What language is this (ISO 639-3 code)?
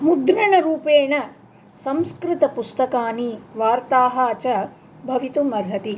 san